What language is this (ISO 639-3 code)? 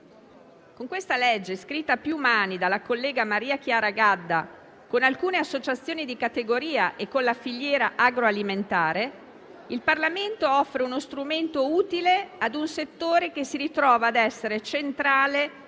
ita